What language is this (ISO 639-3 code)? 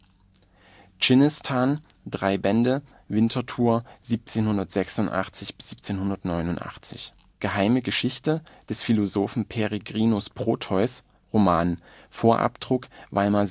deu